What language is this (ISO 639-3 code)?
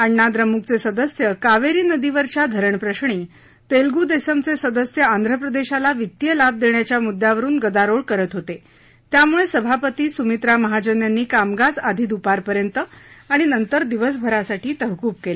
mar